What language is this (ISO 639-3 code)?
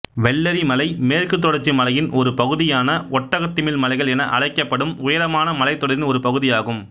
tam